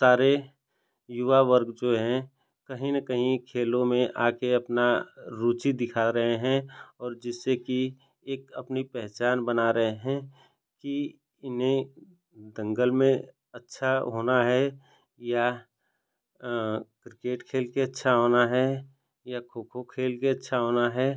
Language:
Hindi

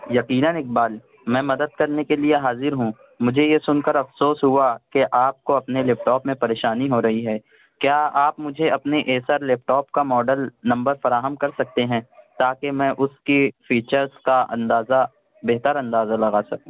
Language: Urdu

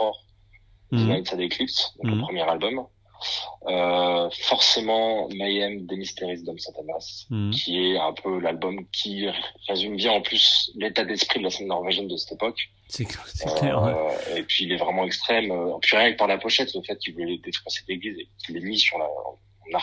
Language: French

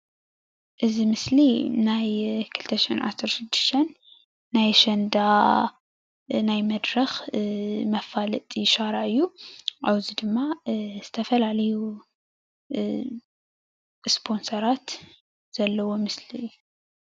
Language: Tigrinya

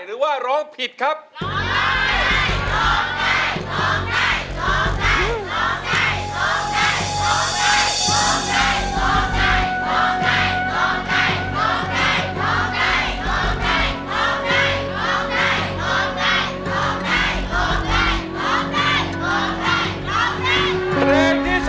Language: Thai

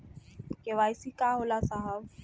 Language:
Bhojpuri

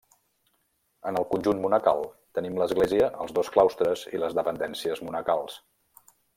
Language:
Catalan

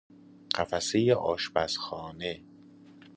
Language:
Persian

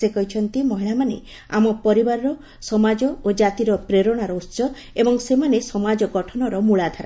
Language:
Odia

